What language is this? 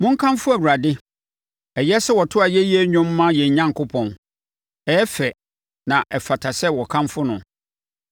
Akan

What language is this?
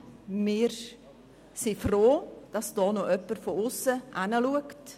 Swiss German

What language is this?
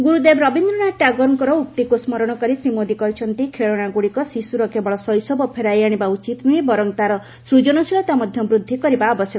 Odia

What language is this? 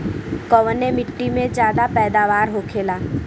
Bhojpuri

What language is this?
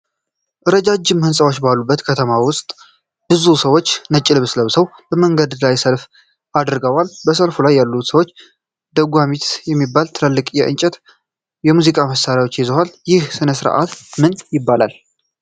Amharic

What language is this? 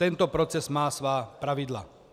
Czech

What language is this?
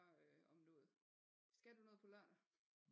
Danish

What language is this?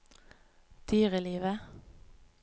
Norwegian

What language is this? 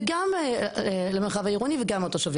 Hebrew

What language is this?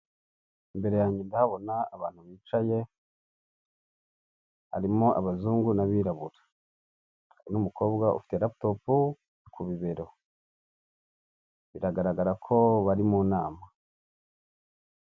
Kinyarwanda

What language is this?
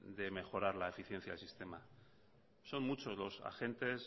Spanish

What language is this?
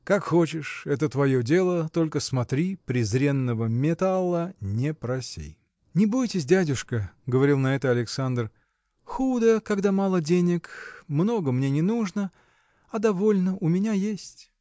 Russian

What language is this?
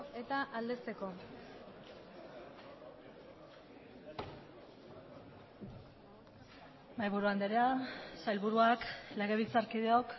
Basque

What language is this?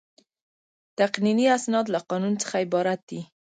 Pashto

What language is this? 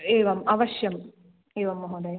Sanskrit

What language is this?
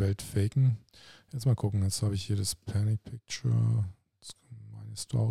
German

